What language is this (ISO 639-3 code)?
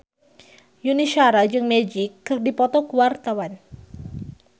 sun